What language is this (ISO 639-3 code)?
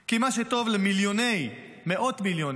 heb